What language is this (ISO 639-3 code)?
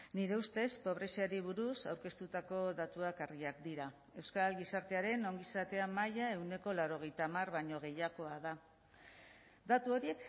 eus